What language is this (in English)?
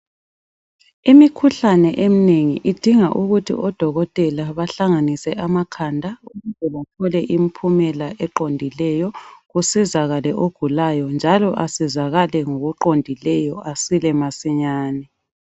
North Ndebele